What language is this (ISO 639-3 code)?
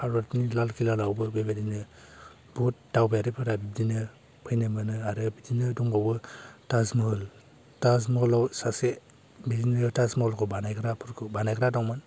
brx